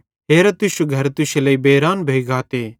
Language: Bhadrawahi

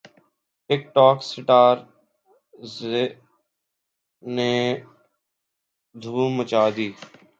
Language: Urdu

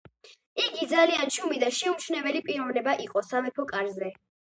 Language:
Georgian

